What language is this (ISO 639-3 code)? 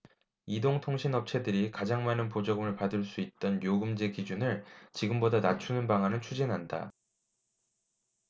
kor